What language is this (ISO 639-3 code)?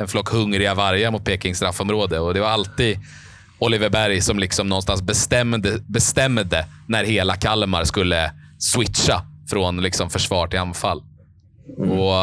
swe